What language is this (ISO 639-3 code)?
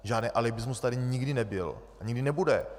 ces